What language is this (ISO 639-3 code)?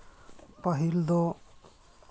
sat